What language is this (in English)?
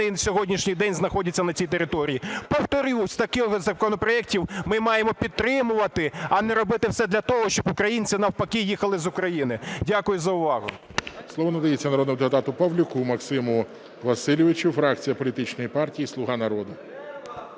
Ukrainian